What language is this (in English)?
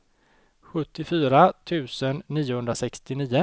Swedish